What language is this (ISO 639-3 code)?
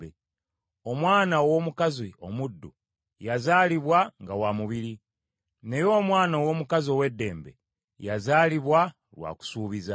lug